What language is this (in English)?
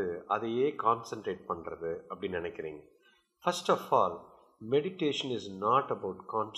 Tamil